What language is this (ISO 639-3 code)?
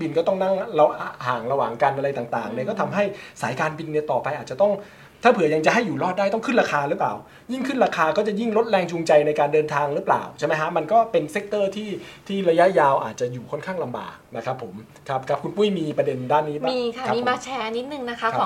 tha